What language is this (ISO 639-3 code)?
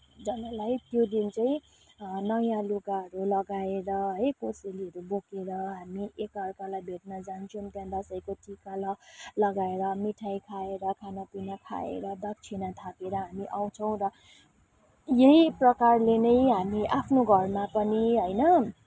nep